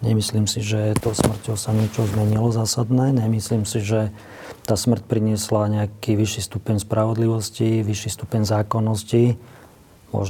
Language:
Slovak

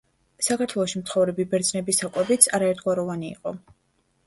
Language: Georgian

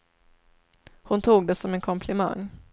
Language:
Swedish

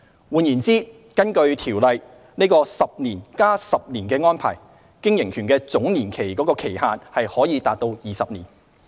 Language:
Cantonese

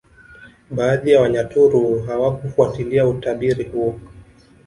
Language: Swahili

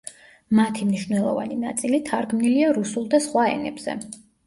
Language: Georgian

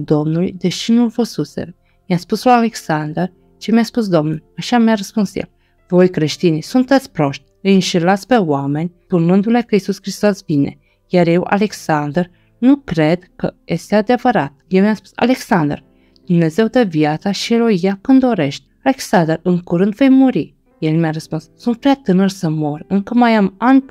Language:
Romanian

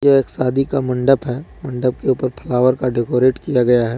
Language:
Hindi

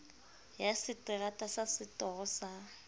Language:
Southern Sotho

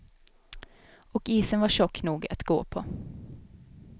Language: Swedish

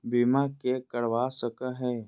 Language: Magahi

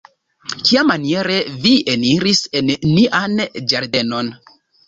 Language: Esperanto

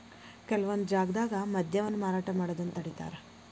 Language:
Kannada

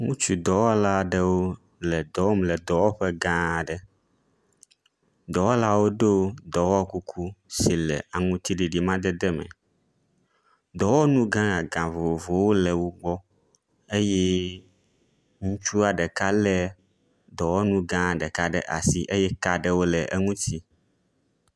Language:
Ewe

